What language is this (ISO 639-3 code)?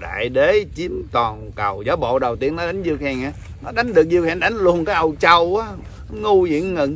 vie